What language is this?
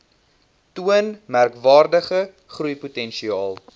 Afrikaans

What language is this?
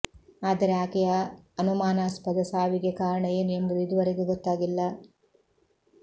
Kannada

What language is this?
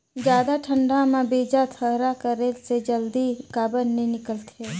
Chhattisgarhi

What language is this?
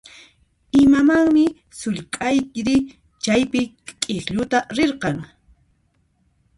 Puno Quechua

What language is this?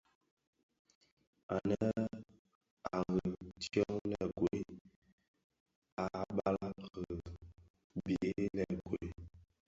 Bafia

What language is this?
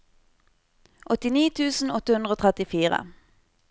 Norwegian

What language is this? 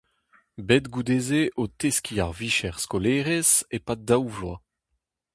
Breton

